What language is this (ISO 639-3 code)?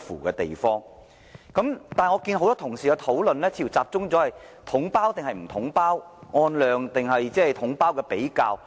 yue